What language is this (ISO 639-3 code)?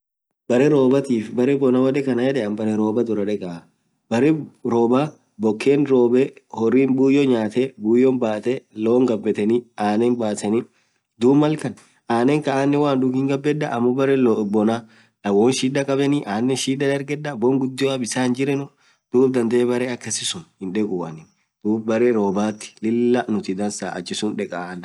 orc